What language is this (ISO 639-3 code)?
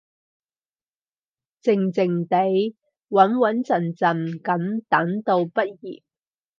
yue